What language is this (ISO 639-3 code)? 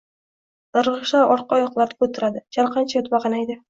uzb